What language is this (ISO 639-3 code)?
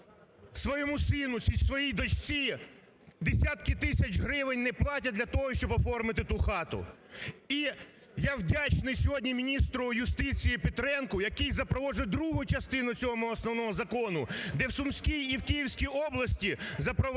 ukr